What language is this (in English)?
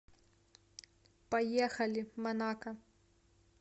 Russian